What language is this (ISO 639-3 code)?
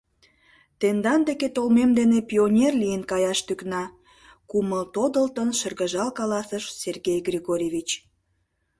chm